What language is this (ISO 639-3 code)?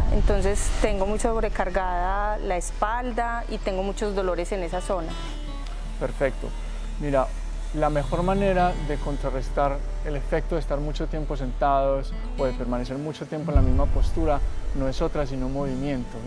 spa